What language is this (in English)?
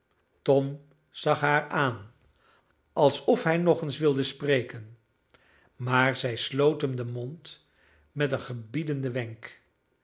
Dutch